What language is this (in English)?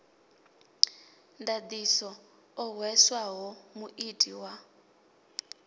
Venda